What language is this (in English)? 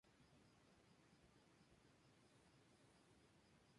Spanish